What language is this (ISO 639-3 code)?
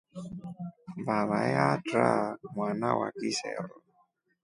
rof